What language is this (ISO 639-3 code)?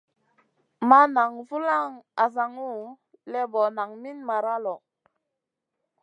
mcn